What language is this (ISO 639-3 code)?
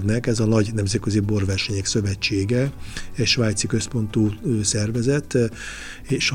hun